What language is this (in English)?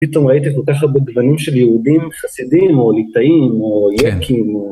Hebrew